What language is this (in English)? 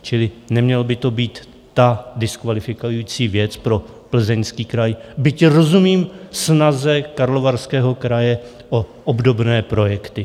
Czech